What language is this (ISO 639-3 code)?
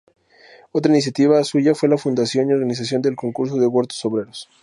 spa